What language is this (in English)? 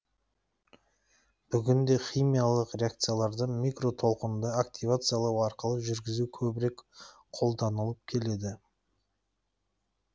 Kazakh